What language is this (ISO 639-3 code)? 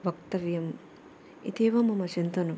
san